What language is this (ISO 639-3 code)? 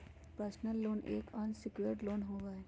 mag